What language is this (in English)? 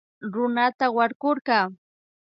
Imbabura Highland Quichua